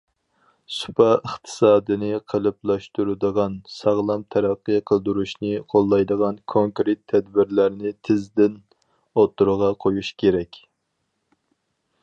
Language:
Uyghur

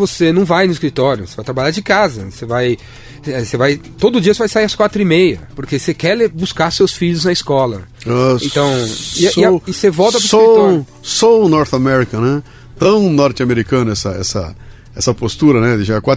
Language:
Portuguese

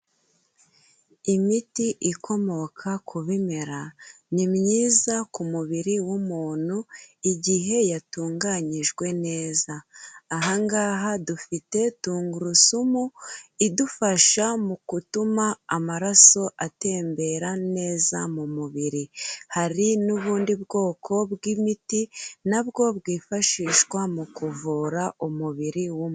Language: Kinyarwanda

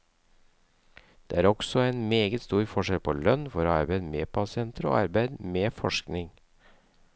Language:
Norwegian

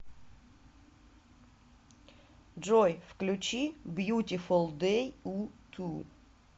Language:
Russian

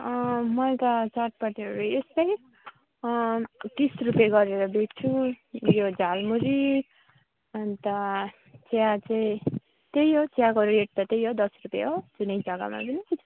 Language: Nepali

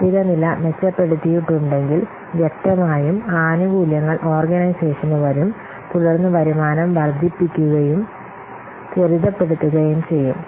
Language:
Malayalam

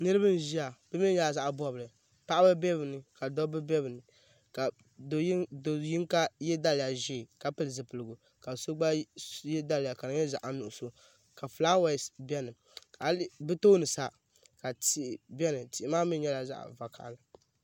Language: Dagbani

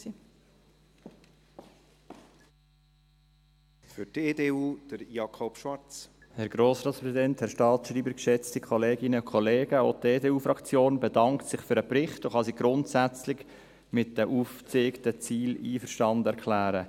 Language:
Swiss German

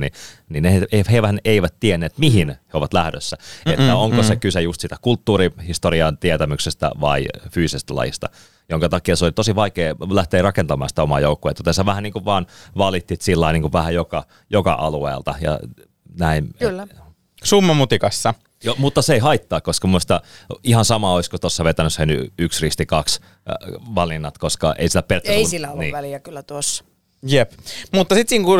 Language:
Finnish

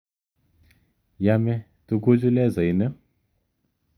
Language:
Kalenjin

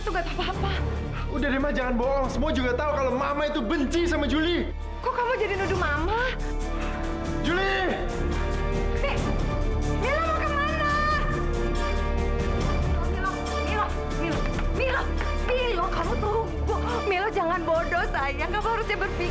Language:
Indonesian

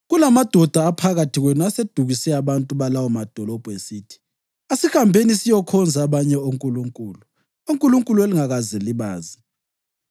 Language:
North Ndebele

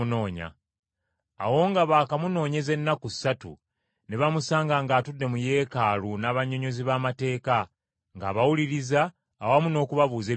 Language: Ganda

